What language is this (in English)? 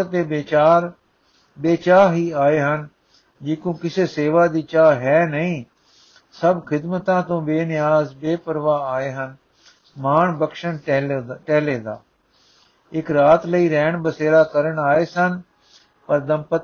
Punjabi